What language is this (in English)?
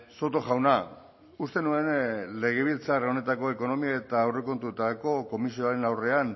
Basque